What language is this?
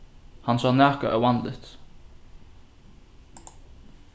Faroese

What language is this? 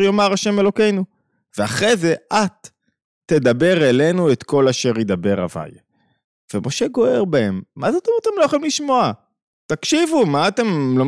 Hebrew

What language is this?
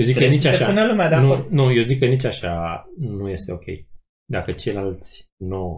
Romanian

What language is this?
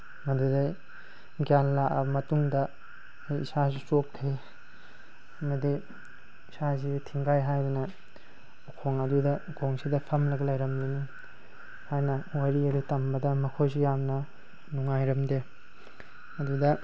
Manipuri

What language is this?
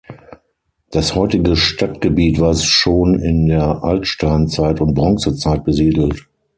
German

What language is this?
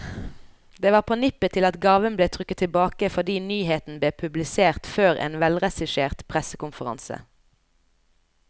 Norwegian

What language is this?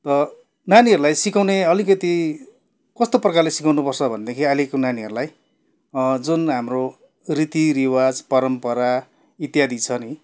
Nepali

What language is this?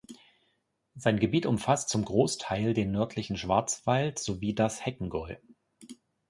German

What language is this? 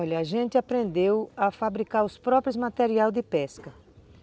Portuguese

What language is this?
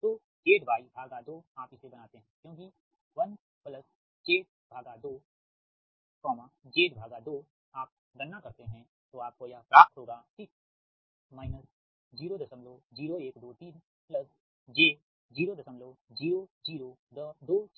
Hindi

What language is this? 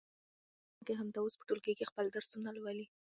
Pashto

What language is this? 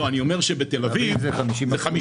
Hebrew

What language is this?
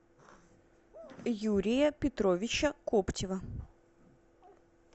Russian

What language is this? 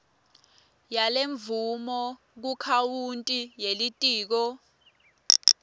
Swati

